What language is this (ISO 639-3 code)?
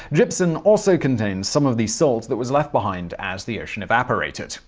eng